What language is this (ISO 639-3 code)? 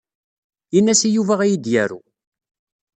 kab